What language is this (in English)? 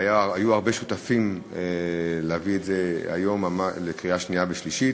Hebrew